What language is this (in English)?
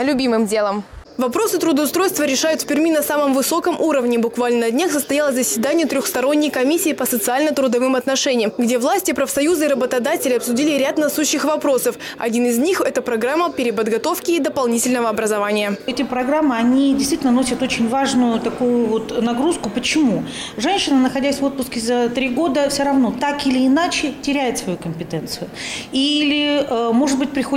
Russian